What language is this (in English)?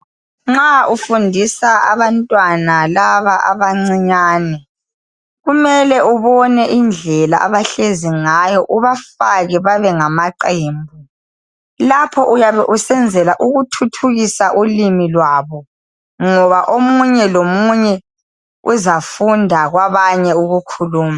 North Ndebele